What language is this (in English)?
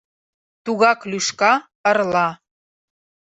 Mari